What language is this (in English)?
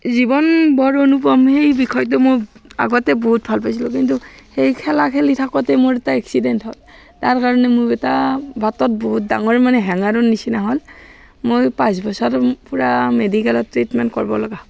Assamese